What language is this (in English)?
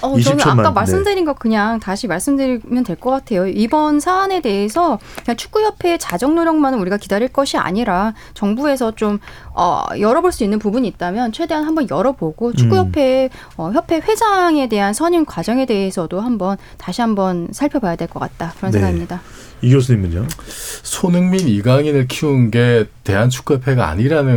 Korean